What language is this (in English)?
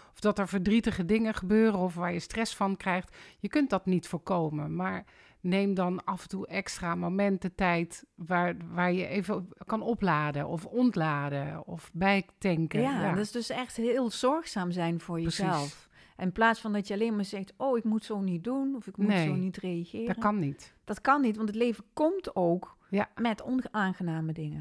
Dutch